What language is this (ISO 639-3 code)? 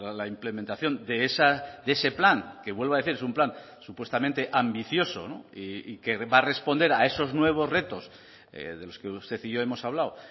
spa